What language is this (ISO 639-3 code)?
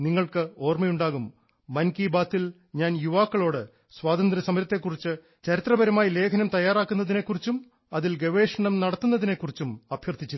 mal